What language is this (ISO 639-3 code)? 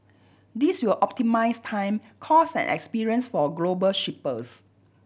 eng